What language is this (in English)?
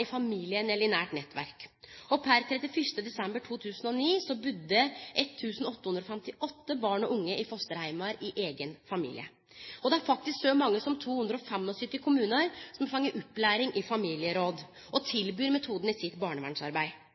Norwegian Nynorsk